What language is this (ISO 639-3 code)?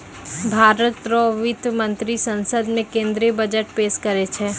mai